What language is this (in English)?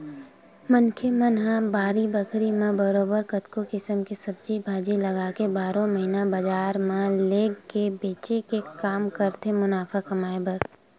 Chhattisgarhi